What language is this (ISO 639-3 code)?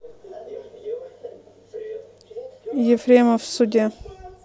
rus